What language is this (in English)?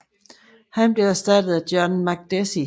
Danish